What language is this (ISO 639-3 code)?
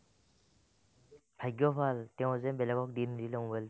asm